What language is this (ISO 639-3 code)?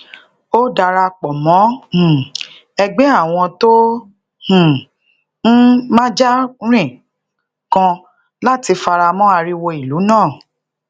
yor